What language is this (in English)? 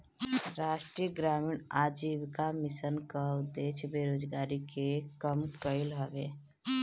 Bhojpuri